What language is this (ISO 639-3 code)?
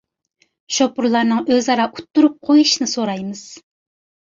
uig